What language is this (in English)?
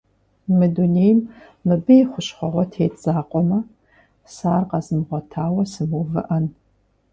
Kabardian